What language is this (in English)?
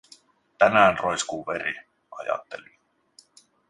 Finnish